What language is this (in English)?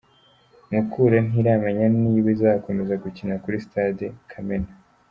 Kinyarwanda